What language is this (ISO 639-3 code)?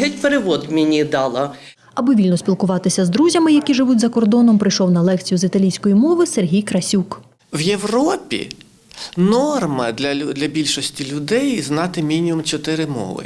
ukr